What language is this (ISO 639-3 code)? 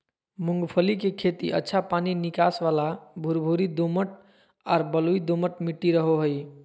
mag